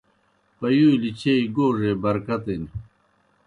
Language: Kohistani Shina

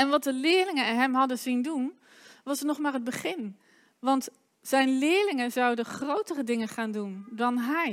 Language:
Dutch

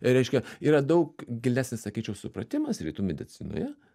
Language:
Lithuanian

